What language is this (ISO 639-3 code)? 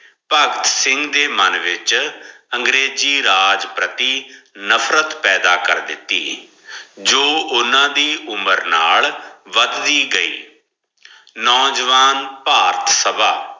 pan